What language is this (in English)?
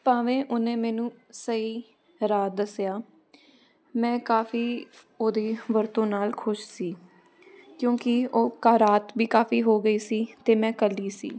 Punjabi